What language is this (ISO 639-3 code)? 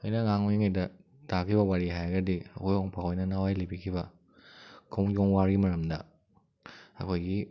mni